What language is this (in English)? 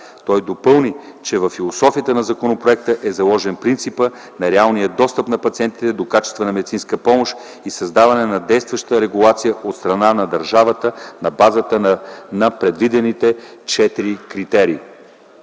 Bulgarian